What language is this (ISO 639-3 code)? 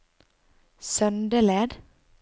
nor